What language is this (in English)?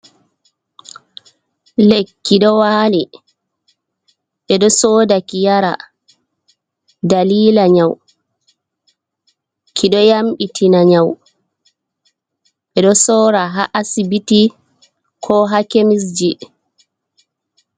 Fula